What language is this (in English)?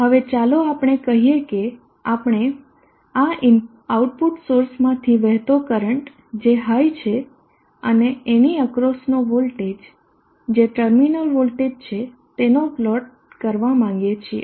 Gujarati